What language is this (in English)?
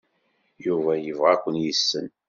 Kabyle